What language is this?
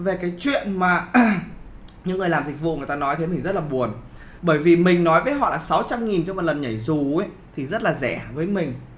Vietnamese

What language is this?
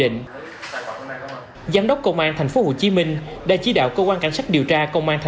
Vietnamese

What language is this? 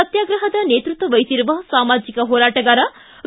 Kannada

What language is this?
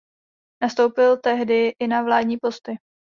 Czech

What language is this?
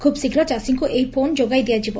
Odia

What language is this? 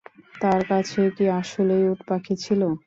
Bangla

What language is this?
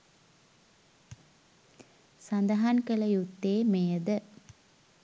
Sinhala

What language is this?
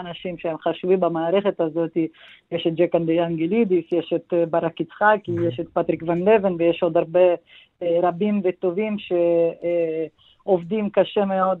Hebrew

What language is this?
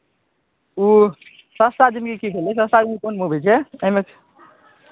Maithili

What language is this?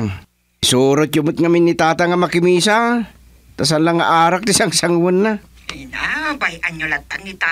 Filipino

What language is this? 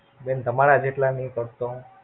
Gujarati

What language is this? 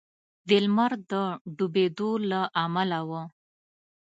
Pashto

